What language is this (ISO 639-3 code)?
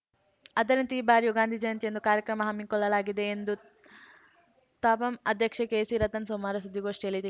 kan